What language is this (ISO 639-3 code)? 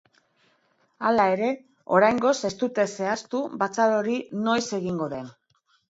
eus